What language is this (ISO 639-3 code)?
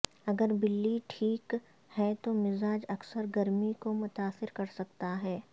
urd